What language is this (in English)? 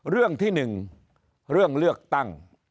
Thai